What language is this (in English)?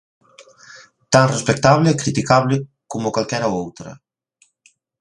Galician